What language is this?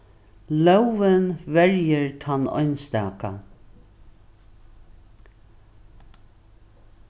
Faroese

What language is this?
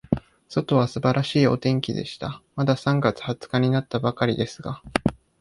Japanese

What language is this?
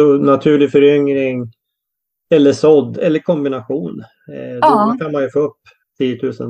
Swedish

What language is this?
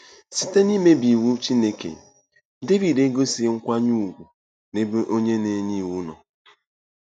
Igbo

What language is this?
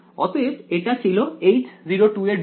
Bangla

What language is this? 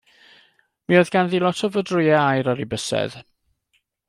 Welsh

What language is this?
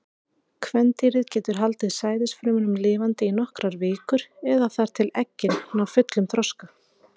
Icelandic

